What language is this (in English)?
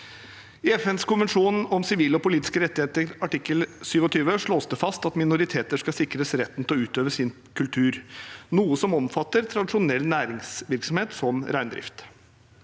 Norwegian